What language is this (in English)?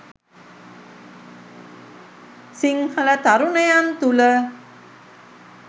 Sinhala